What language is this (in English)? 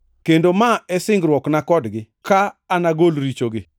Luo (Kenya and Tanzania)